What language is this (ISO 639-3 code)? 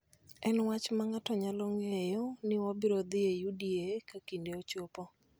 luo